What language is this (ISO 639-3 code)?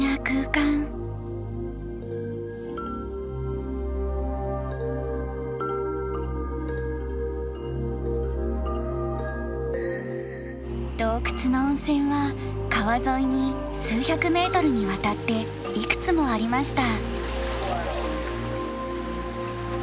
jpn